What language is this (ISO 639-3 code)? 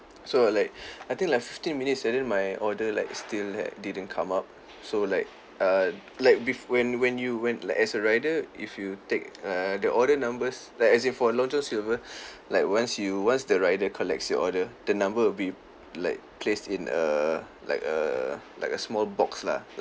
eng